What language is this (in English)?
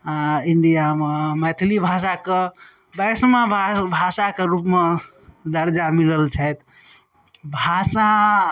Maithili